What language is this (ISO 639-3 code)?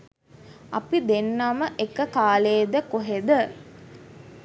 sin